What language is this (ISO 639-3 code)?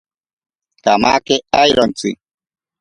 prq